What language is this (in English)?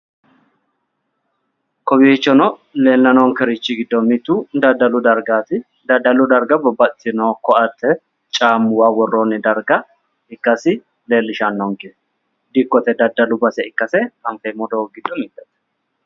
Sidamo